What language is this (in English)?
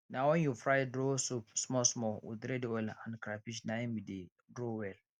Nigerian Pidgin